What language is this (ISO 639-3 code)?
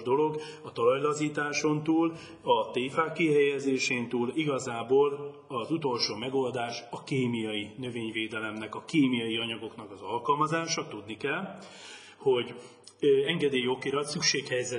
hun